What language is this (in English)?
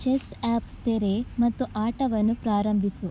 Kannada